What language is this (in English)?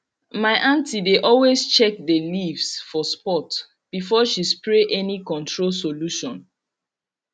Nigerian Pidgin